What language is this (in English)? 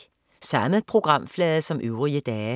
Danish